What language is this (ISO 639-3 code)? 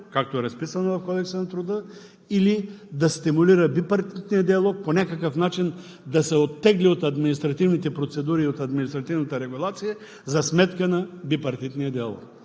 bul